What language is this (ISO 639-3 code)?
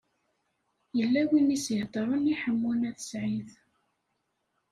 kab